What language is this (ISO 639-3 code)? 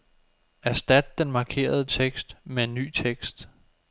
dan